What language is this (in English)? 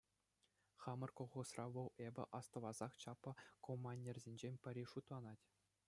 Chuvash